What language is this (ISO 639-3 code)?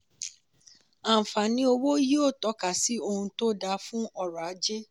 yor